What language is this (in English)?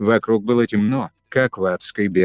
Russian